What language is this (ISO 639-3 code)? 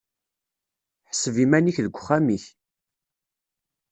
kab